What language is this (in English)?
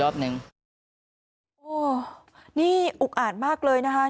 Thai